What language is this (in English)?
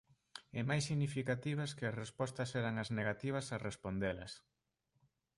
Galician